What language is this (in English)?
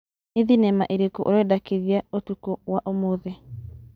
Kikuyu